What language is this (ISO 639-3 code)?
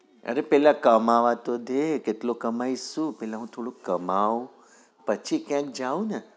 guj